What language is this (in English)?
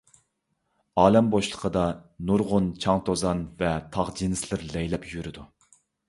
Uyghur